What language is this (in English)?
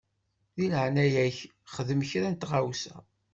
Kabyle